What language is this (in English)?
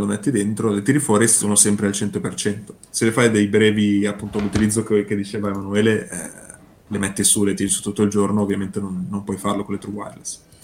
Italian